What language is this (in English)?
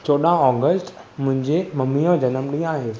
Sindhi